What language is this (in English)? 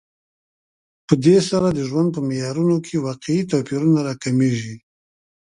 Pashto